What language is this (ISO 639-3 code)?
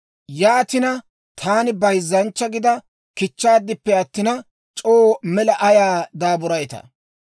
dwr